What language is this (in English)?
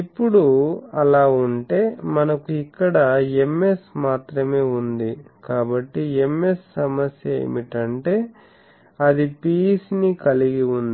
Telugu